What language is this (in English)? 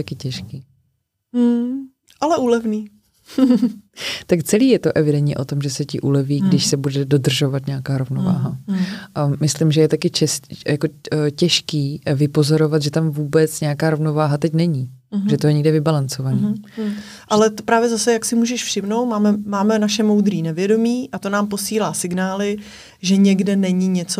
Czech